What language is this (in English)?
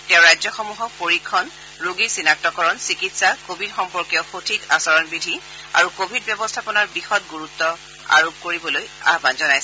Assamese